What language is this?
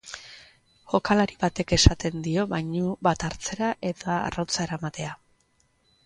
Basque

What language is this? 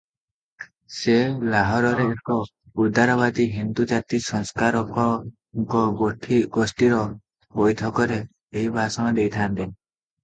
Odia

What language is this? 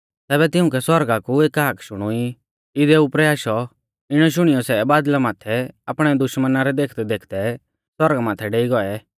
Mahasu Pahari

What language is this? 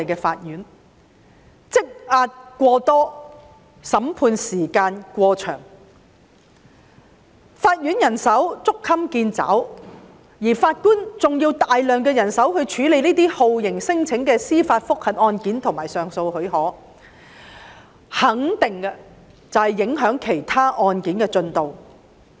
Cantonese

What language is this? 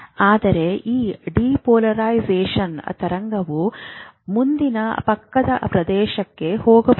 Kannada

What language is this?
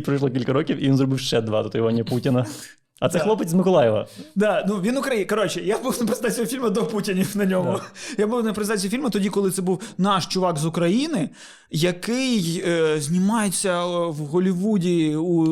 Ukrainian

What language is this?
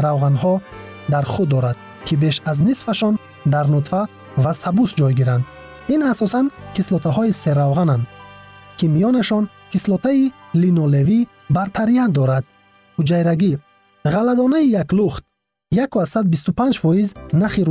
Persian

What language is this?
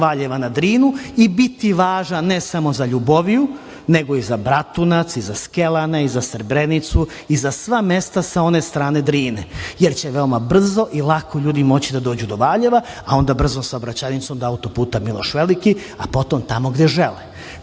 Serbian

